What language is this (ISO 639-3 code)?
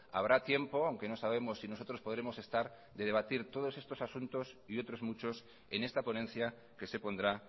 spa